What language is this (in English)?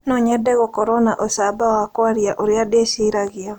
Kikuyu